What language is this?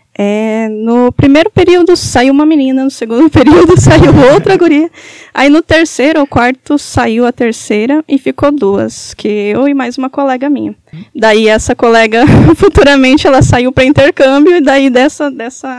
Portuguese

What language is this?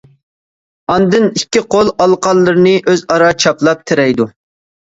Uyghur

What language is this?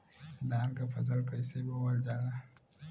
Bhojpuri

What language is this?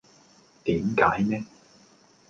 Cantonese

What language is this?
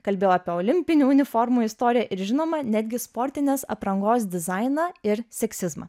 Lithuanian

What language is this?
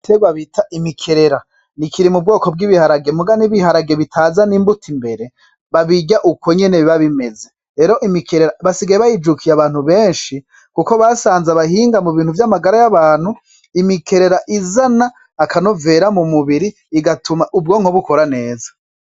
Rundi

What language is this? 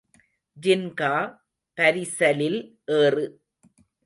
Tamil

